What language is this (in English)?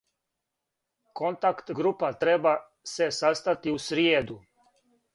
Serbian